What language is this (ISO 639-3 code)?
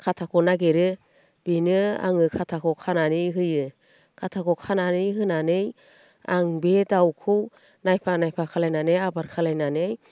brx